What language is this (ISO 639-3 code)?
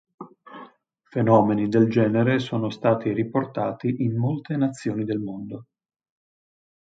ita